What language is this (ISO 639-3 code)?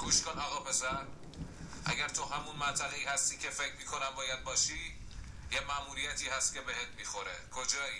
fas